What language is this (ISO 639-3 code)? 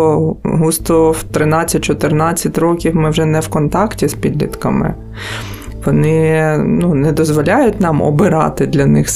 ukr